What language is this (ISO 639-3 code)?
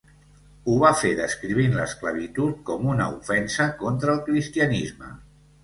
cat